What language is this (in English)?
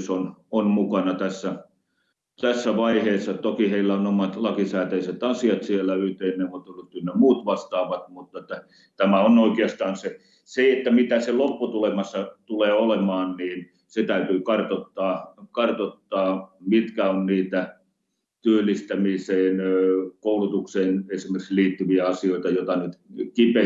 Finnish